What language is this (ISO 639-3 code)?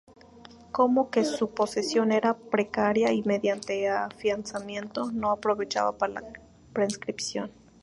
spa